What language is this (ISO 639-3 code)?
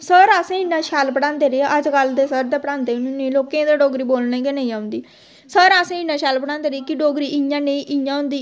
doi